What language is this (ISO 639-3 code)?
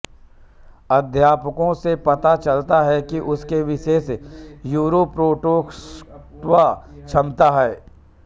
hin